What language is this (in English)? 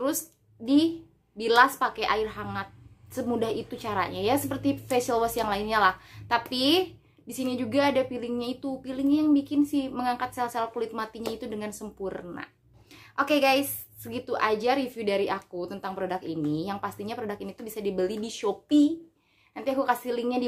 Indonesian